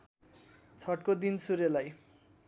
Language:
Nepali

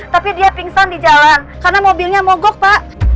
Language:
Indonesian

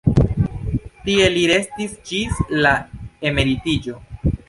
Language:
Esperanto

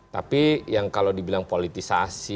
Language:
Indonesian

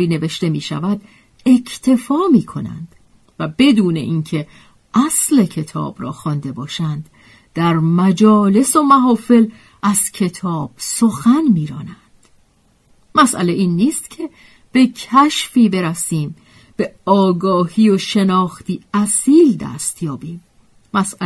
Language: Persian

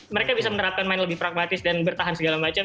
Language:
Indonesian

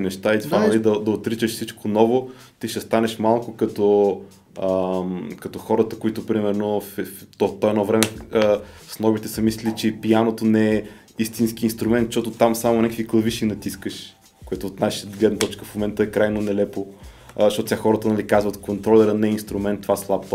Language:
Bulgarian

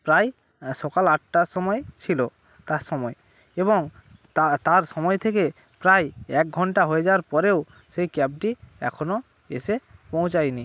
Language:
Bangla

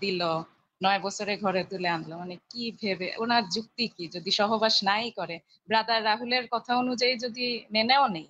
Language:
Bangla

